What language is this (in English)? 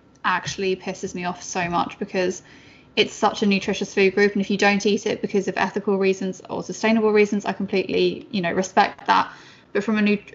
English